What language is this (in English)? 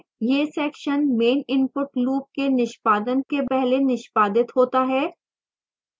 Hindi